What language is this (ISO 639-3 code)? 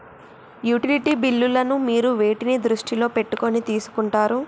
tel